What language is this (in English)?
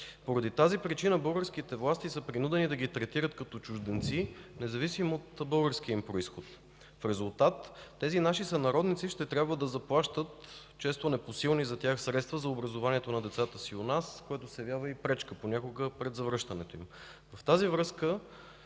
Bulgarian